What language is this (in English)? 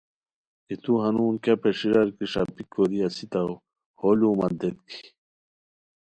Khowar